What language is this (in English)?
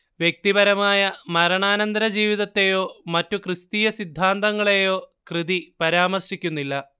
Malayalam